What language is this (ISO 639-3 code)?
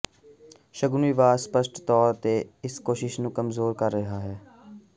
pan